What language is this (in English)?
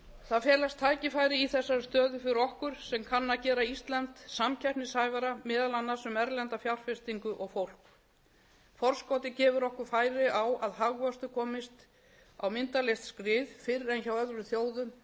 Icelandic